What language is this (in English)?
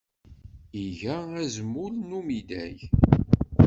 Kabyle